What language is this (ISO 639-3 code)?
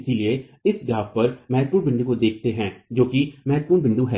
hin